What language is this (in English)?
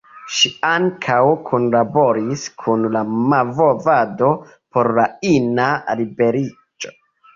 Esperanto